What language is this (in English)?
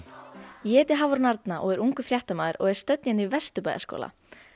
Icelandic